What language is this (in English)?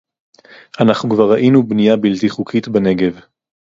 Hebrew